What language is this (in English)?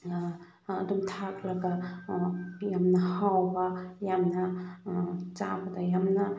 Manipuri